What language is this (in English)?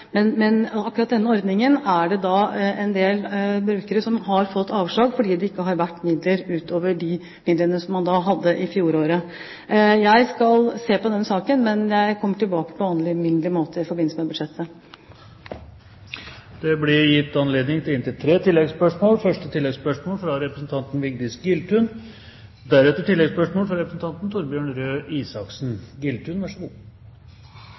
Norwegian Bokmål